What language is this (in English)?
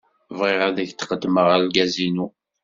Kabyle